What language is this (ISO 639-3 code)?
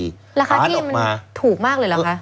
tha